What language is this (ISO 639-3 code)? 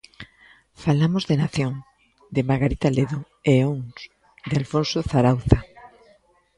glg